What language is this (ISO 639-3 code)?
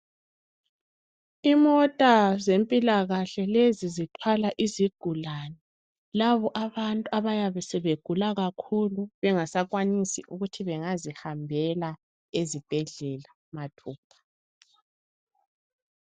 nde